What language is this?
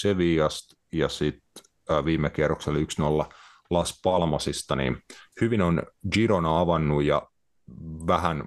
Finnish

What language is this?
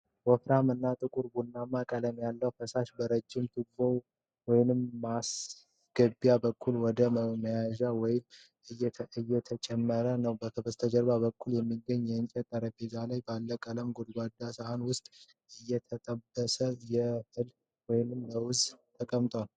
Amharic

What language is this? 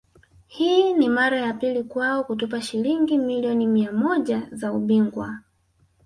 Swahili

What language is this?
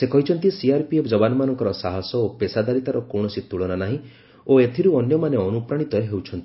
Odia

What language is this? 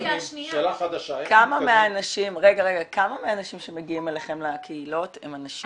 Hebrew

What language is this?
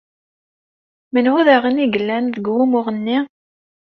Kabyle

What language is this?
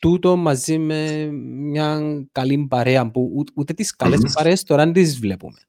Greek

